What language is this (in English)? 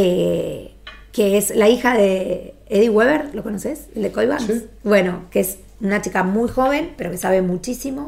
Spanish